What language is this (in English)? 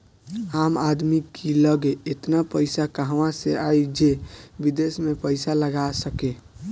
Bhojpuri